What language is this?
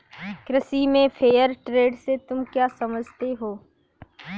Hindi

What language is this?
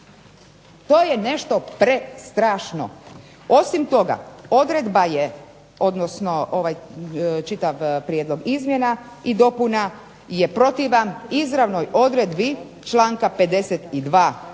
Croatian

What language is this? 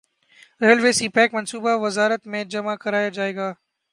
Urdu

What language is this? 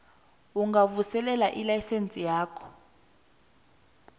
South Ndebele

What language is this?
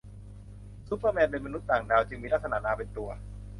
Thai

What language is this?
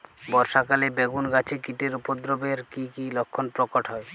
Bangla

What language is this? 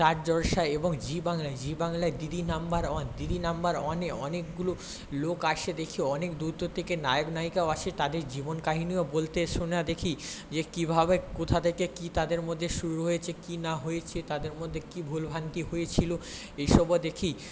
Bangla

